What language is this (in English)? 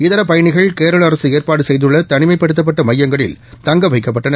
Tamil